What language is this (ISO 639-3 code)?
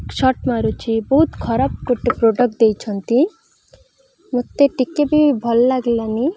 ori